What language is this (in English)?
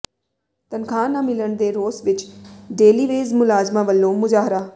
Punjabi